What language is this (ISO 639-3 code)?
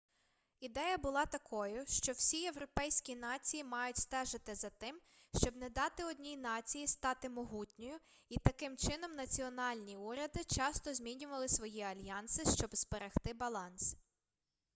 ukr